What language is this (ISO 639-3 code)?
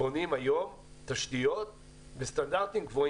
heb